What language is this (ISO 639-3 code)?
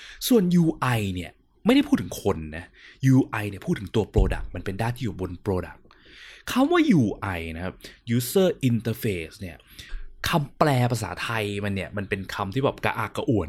tha